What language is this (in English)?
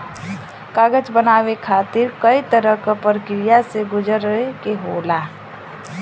Bhojpuri